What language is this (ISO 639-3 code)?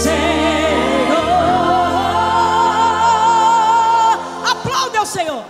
por